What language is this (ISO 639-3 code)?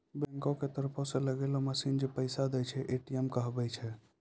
mai